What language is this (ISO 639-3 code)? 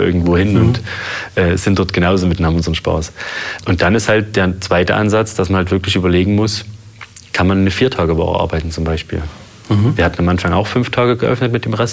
deu